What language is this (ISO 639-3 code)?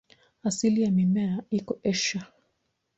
swa